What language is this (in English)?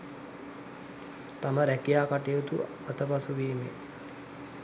Sinhala